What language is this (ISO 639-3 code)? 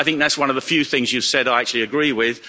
eng